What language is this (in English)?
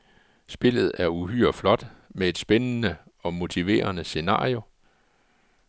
Danish